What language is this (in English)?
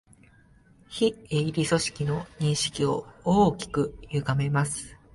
Japanese